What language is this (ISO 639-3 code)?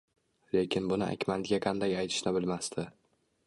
uzb